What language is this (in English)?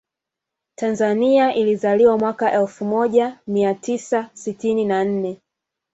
Swahili